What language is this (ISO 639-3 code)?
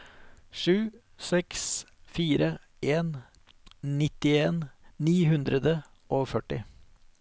nor